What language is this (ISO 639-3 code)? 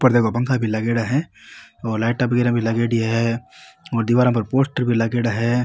mwr